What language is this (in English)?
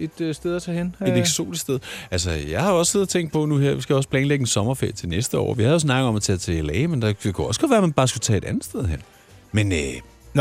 Danish